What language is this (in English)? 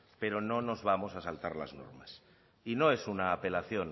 Spanish